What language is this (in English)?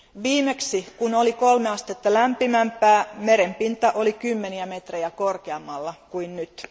Finnish